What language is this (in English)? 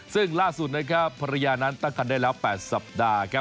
Thai